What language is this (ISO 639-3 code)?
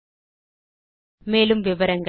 tam